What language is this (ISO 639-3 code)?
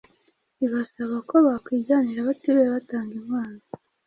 kin